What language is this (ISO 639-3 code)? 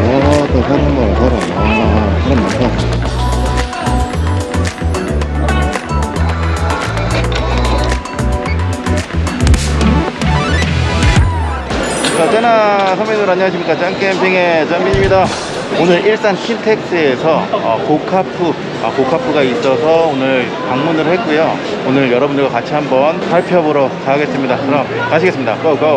kor